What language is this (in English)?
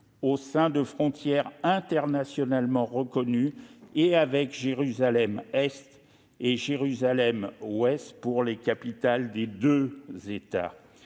French